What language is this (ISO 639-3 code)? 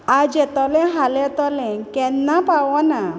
kok